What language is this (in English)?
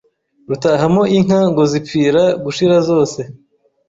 Kinyarwanda